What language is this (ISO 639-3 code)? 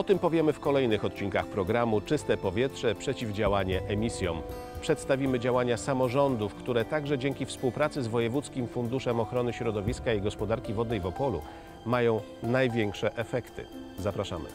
pol